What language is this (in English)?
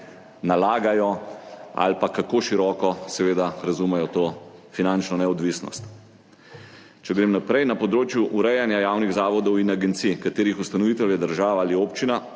Slovenian